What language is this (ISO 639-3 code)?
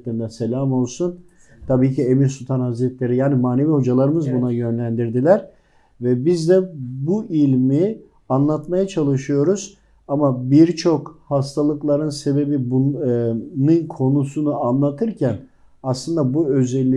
tur